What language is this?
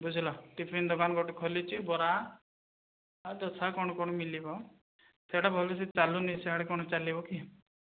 Odia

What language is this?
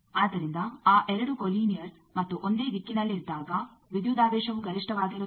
Kannada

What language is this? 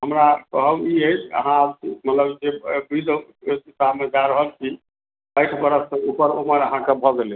Maithili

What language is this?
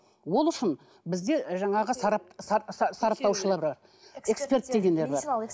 Kazakh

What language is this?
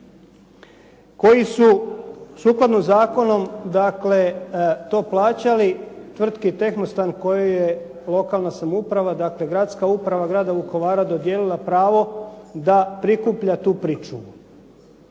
Croatian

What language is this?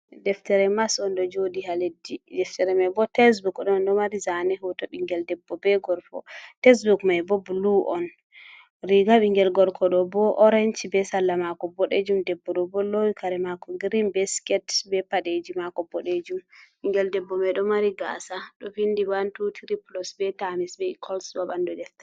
Fula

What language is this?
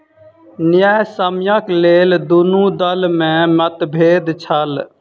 Maithili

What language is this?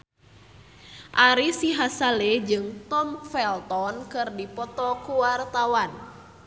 Sundanese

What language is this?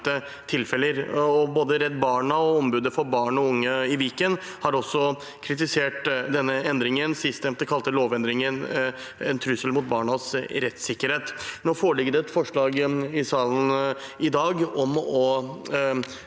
Norwegian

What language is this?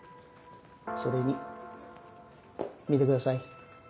Japanese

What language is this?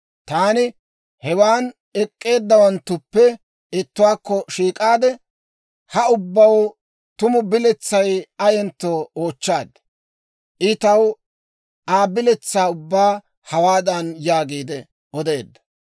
Dawro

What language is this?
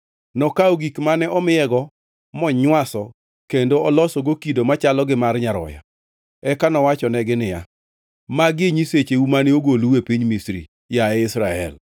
Luo (Kenya and Tanzania)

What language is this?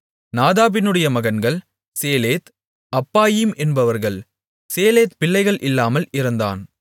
Tamil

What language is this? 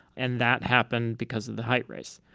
English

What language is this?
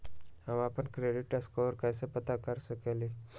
Magahi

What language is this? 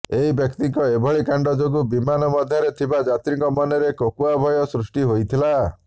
Odia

